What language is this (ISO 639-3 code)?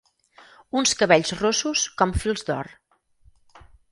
cat